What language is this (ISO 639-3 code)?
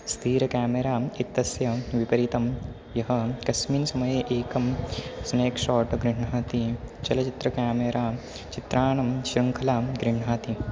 san